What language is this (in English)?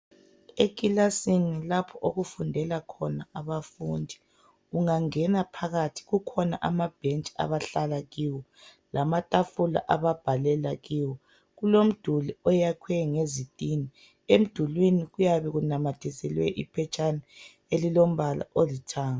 North Ndebele